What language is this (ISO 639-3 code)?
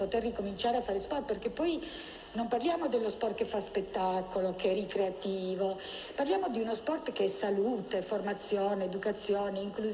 ita